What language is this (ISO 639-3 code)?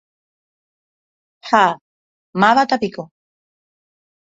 grn